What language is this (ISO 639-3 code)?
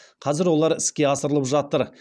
kaz